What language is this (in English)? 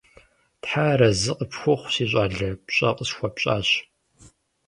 Kabardian